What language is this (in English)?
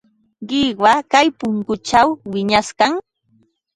Ambo-Pasco Quechua